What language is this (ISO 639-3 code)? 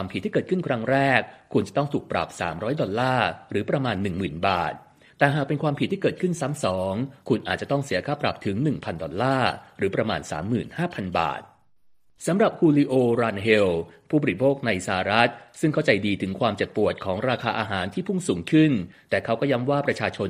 tha